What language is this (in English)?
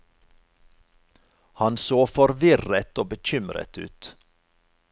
Norwegian